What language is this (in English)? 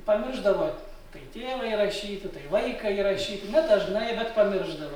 Lithuanian